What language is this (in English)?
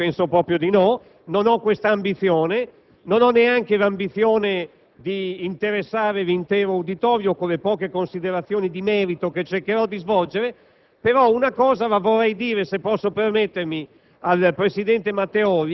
Italian